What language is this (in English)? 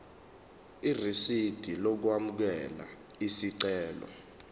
Zulu